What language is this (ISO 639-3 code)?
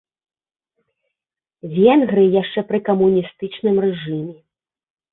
bel